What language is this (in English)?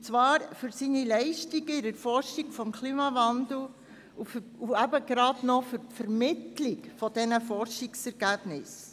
Swiss German